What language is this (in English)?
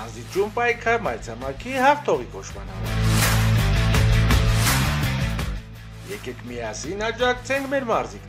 Romanian